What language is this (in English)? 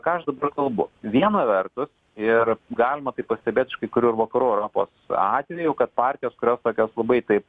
Lithuanian